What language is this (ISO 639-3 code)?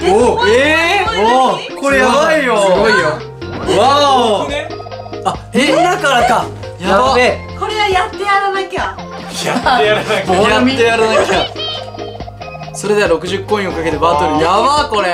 jpn